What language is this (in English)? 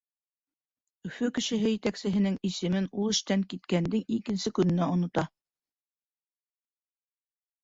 Bashkir